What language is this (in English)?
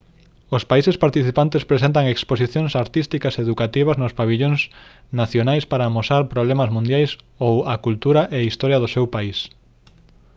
Galician